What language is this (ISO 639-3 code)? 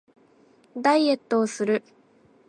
jpn